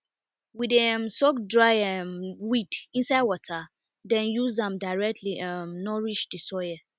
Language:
Nigerian Pidgin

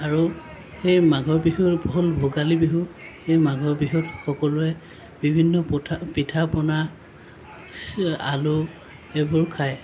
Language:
Assamese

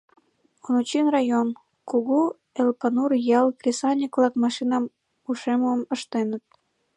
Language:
Mari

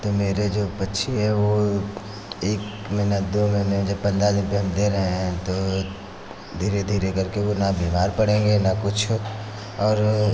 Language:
Hindi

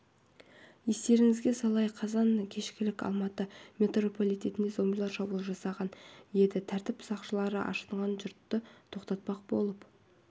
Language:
Kazakh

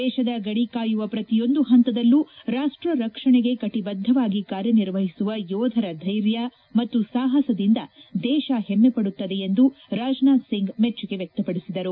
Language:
Kannada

